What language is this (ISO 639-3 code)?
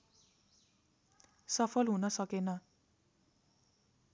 nep